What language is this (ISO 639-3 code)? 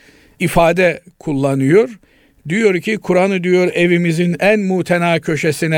tur